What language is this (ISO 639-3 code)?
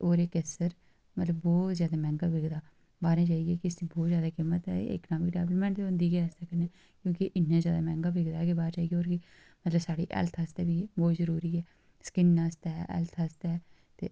doi